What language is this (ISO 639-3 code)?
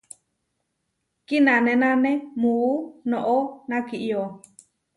var